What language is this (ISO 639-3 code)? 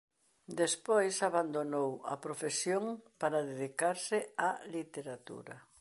glg